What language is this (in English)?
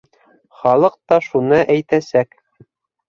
Bashkir